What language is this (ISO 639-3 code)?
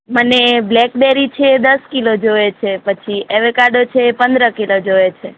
guj